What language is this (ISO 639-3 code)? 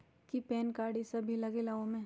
mag